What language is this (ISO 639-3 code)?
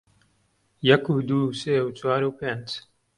ckb